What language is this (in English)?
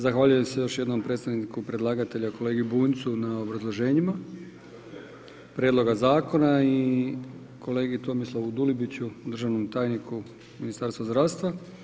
Croatian